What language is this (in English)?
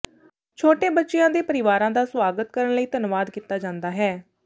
Punjabi